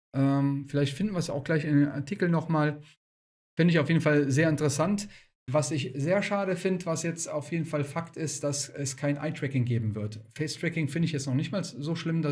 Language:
German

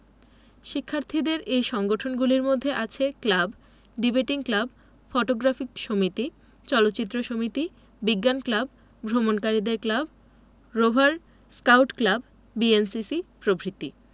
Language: Bangla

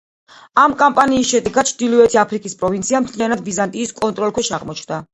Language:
Georgian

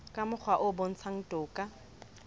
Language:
Southern Sotho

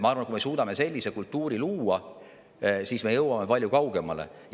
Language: Estonian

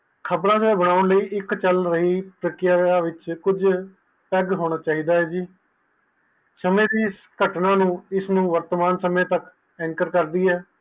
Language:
Punjabi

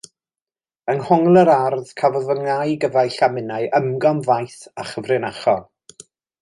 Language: Welsh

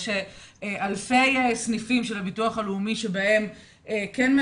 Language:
Hebrew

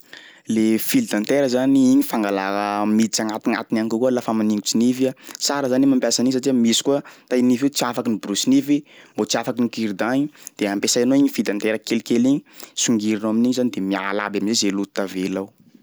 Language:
Sakalava Malagasy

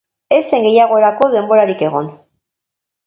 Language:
Basque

